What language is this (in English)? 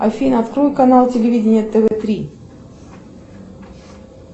Russian